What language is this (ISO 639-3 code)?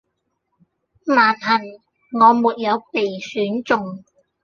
yue